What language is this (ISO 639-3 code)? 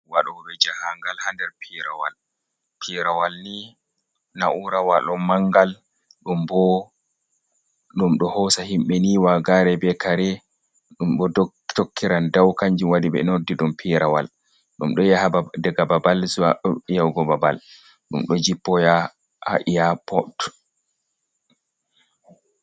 ful